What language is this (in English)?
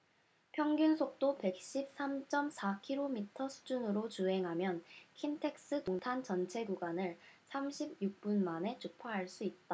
Korean